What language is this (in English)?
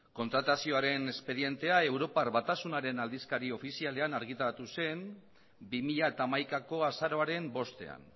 Basque